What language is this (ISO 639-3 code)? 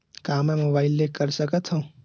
hne